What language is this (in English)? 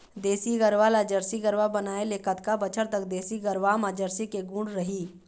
Chhattisgarhi